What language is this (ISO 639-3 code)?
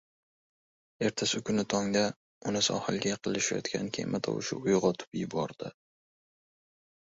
uzb